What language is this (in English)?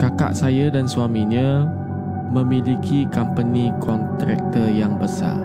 Malay